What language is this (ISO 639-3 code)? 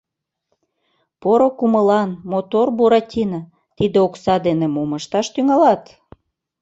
chm